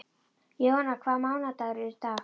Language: Icelandic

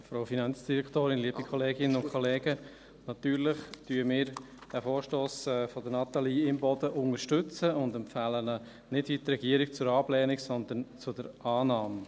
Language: Swiss German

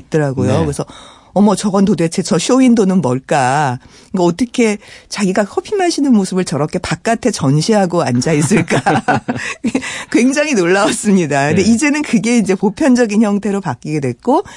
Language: Korean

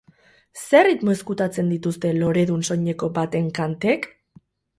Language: Basque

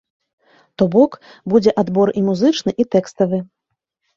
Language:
Belarusian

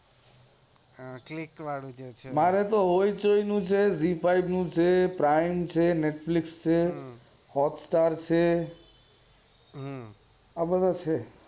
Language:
Gujarati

